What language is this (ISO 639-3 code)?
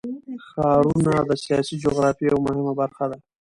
pus